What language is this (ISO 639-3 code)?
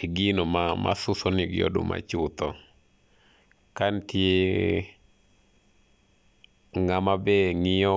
luo